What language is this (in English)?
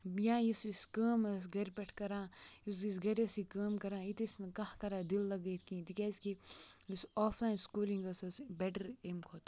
Kashmiri